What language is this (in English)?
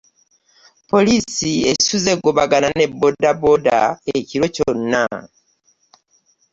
Ganda